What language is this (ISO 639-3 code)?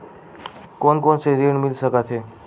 hne